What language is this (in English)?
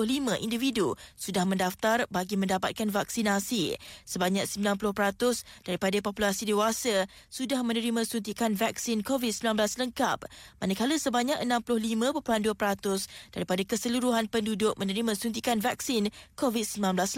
Malay